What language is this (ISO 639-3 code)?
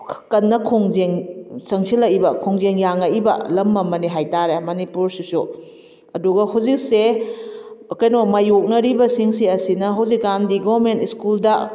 mni